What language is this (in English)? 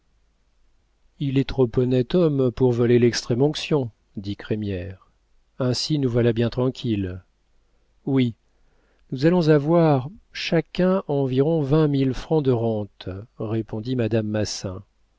French